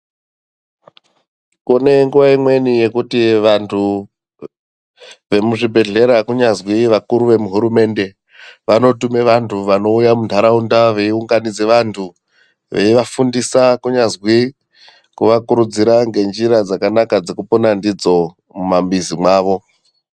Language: Ndau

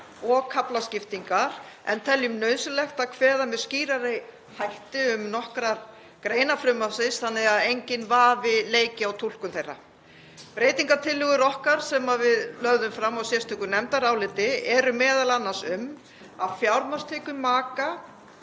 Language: Icelandic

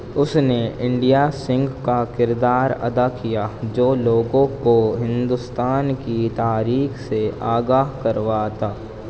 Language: Urdu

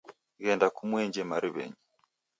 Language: Taita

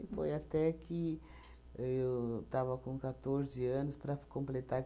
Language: Portuguese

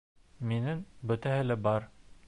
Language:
Bashkir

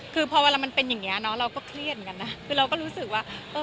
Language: Thai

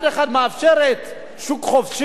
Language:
Hebrew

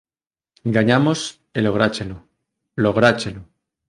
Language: Galician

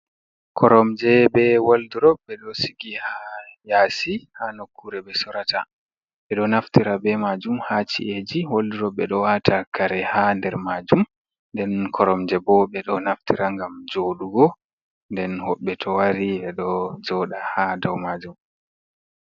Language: Fula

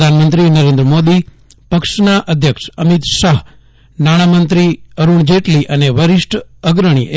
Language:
Gujarati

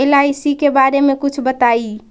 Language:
Magahi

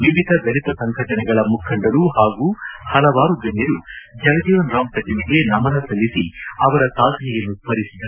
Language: Kannada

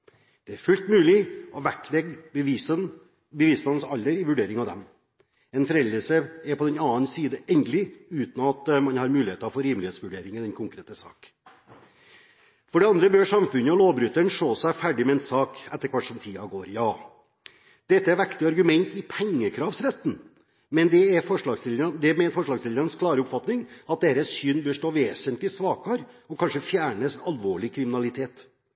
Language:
Norwegian Bokmål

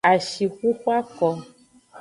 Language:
Aja (Benin)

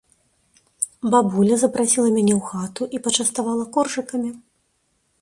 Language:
Belarusian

